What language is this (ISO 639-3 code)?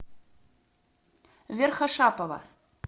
rus